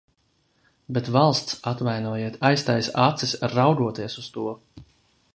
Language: Latvian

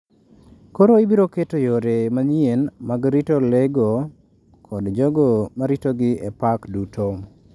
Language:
Luo (Kenya and Tanzania)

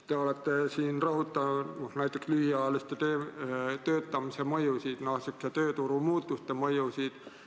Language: Estonian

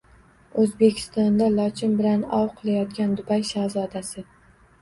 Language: Uzbek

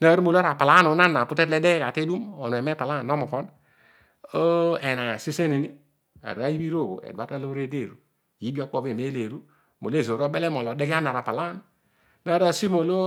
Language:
Odual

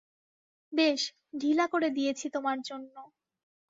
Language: Bangla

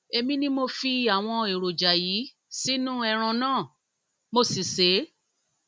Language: Yoruba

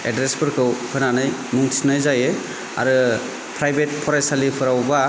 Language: Bodo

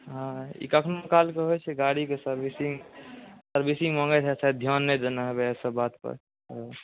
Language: Maithili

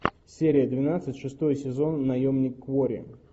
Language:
Russian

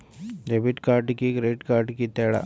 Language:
Telugu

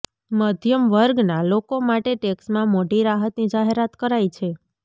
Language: Gujarati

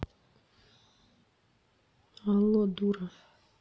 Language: Russian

